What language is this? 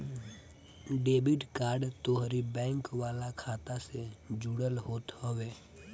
Bhojpuri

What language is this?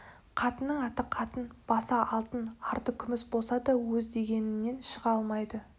Kazakh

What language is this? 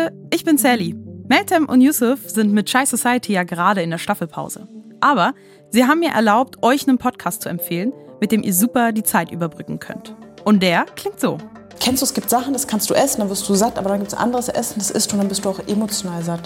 German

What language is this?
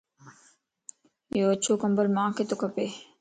Lasi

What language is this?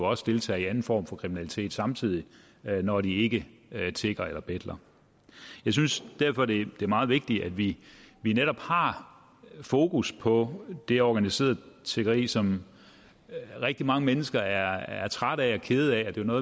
Danish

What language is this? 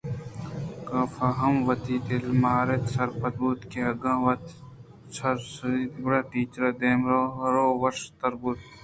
Eastern Balochi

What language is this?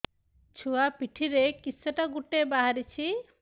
Odia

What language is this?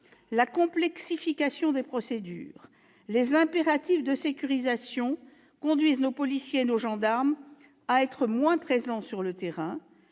French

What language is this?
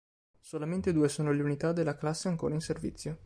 Italian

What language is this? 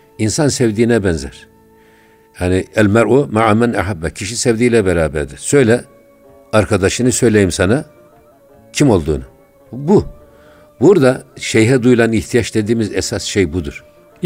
Turkish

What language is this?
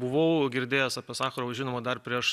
Lithuanian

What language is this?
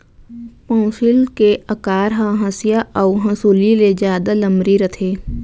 Chhattisgarhi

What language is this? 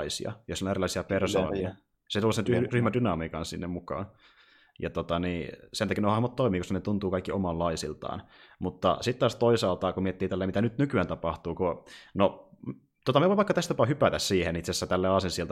Finnish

